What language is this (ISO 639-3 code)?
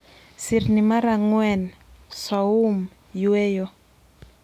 luo